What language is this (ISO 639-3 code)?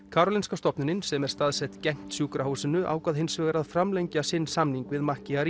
isl